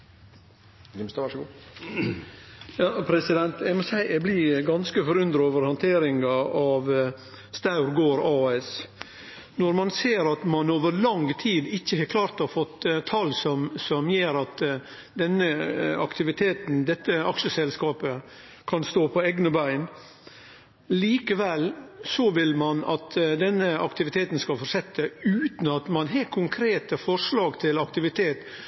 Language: Norwegian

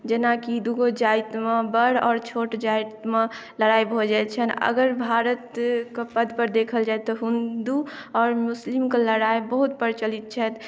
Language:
Maithili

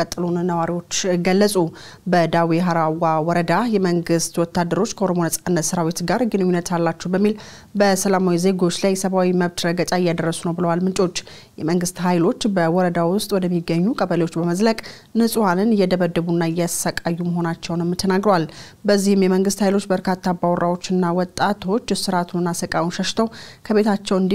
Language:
Arabic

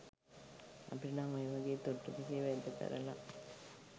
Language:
Sinhala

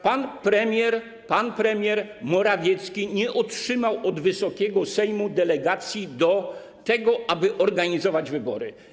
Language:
Polish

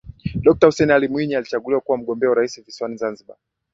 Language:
Swahili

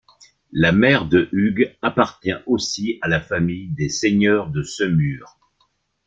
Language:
French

